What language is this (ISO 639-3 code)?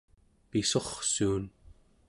esu